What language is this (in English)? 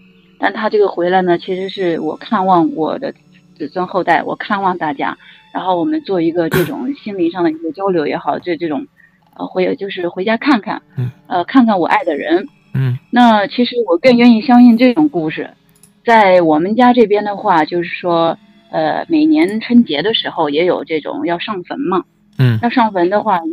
Chinese